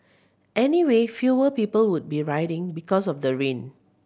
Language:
English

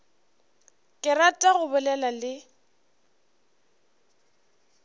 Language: Northern Sotho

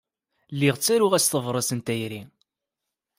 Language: Kabyle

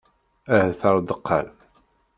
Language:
Kabyle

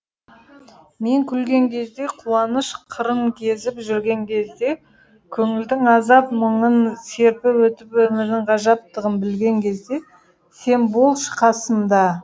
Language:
Kazakh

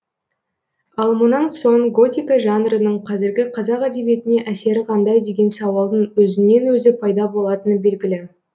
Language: Kazakh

